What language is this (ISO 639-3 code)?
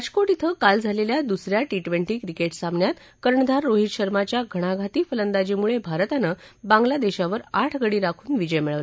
mar